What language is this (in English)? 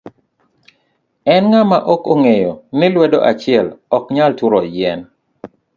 Luo (Kenya and Tanzania)